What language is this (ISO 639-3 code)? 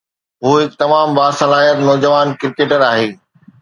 snd